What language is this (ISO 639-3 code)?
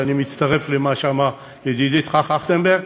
heb